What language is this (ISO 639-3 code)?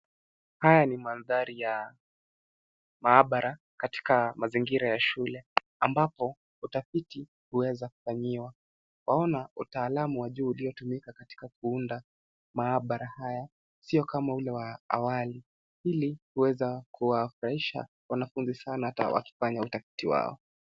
swa